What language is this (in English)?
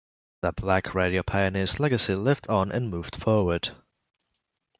English